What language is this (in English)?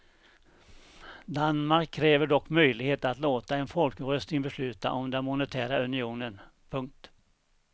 Swedish